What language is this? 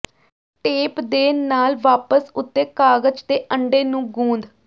Punjabi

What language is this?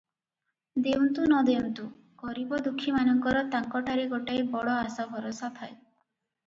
Odia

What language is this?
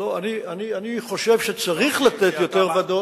Hebrew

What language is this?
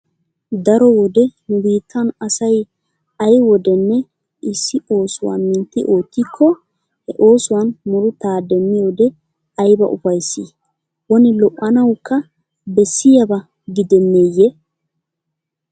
Wolaytta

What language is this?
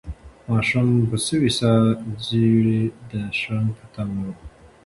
Pashto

